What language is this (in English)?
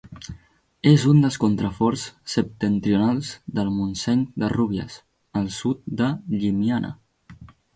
Catalan